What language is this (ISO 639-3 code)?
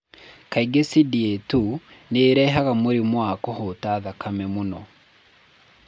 kik